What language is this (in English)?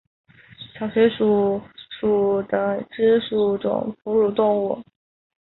Chinese